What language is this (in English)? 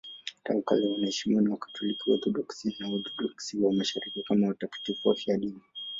Swahili